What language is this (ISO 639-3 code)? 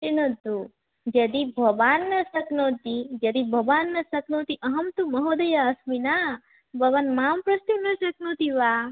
san